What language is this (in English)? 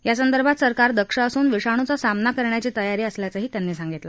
Marathi